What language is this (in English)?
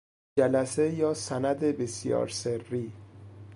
Persian